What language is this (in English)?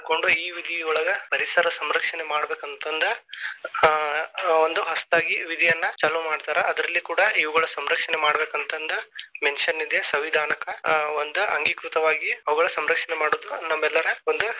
Kannada